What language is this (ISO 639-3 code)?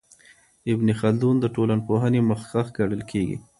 pus